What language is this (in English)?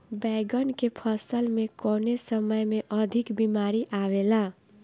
Bhojpuri